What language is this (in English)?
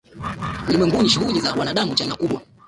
Swahili